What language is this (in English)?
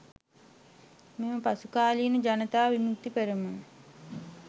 Sinhala